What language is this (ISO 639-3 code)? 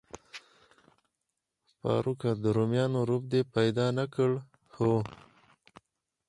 pus